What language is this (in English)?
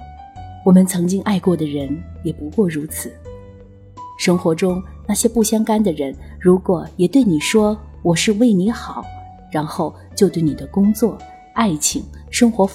Chinese